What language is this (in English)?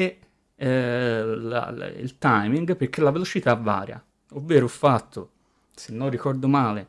Italian